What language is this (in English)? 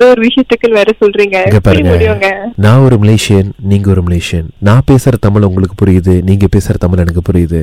Tamil